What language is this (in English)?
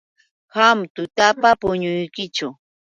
Yauyos Quechua